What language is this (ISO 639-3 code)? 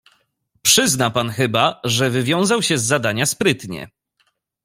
pol